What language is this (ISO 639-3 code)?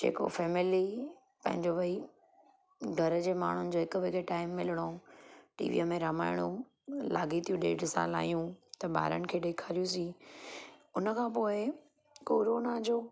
snd